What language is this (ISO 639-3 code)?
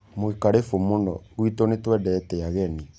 kik